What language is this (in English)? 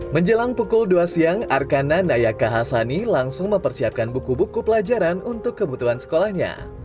Indonesian